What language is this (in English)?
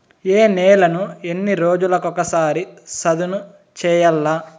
Telugu